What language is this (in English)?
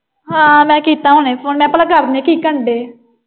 Punjabi